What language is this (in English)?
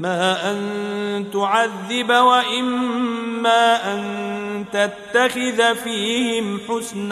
Arabic